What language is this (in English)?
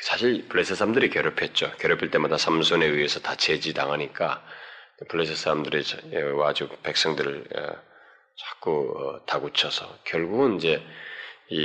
Korean